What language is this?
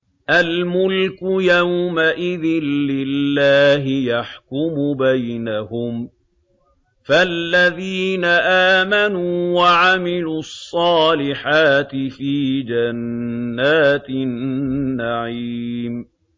Arabic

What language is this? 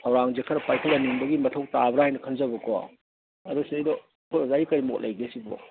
Manipuri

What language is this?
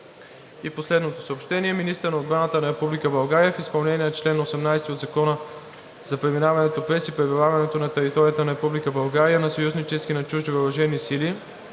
Bulgarian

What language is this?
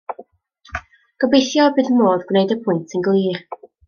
Welsh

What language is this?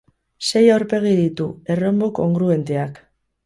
Basque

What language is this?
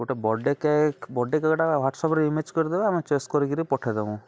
Odia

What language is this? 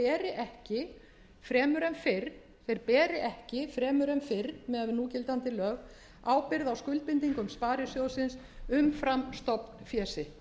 Icelandic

